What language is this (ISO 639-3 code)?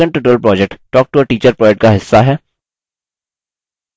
hin